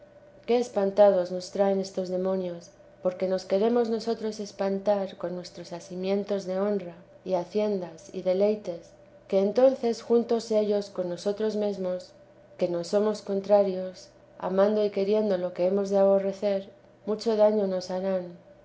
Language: Spanish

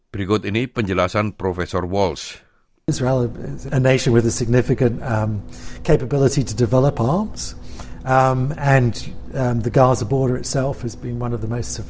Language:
Indonesian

